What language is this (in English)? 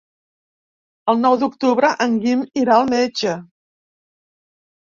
Catalan